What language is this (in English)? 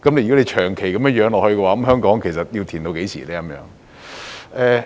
Cantonese